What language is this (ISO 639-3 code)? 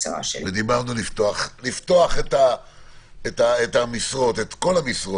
heb